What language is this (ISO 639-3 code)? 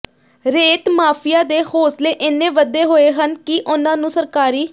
pan